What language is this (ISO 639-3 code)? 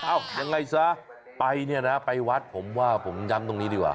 tha